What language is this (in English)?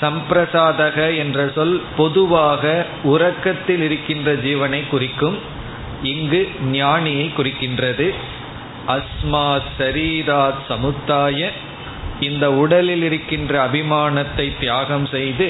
Tamil